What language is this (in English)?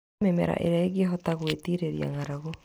Kikuyu